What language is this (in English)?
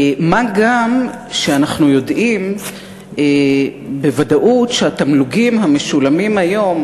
Hebrew